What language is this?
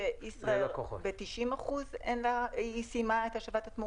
Hebrew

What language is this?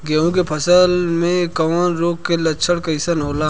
Bhojpuri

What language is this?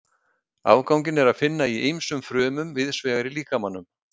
Icelandic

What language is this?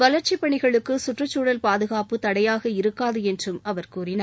Tamil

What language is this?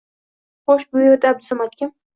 Uzbek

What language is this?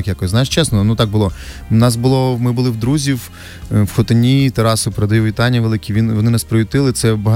Ukrainian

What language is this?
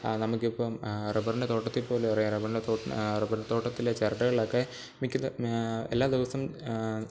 Malayalam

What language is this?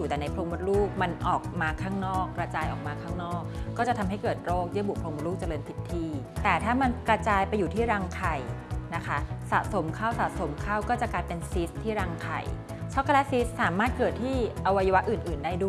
Thai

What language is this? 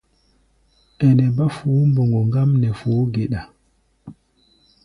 Gbaya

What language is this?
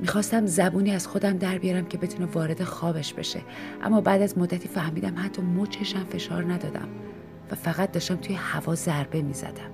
Persian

